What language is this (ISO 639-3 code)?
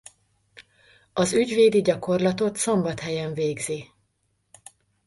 hun